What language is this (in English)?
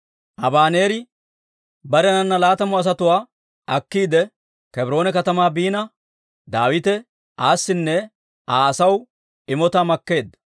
Dawro